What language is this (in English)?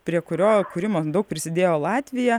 Lithuanian